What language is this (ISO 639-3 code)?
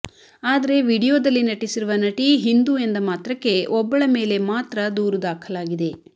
kan